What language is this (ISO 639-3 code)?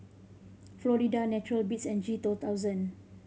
eng